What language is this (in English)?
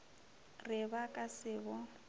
Northern Sotho